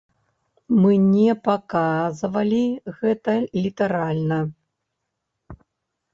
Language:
Belarusian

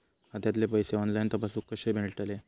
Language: Marathi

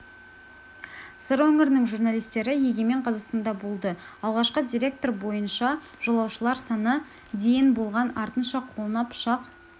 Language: Kazakh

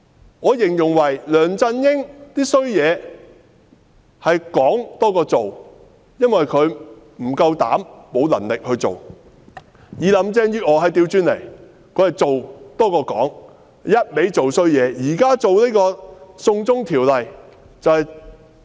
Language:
Cantonese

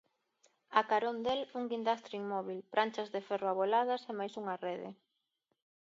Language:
Galician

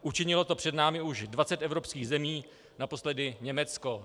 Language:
Czech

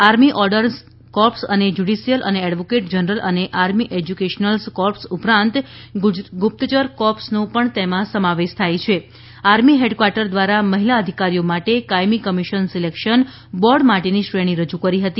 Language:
Gujarati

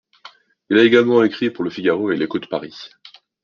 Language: French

